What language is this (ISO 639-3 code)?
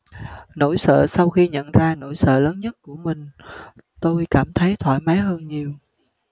vie